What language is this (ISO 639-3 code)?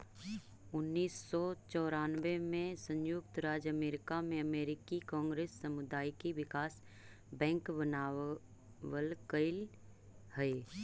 mag